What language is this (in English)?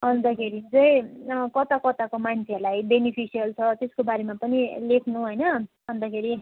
Nepali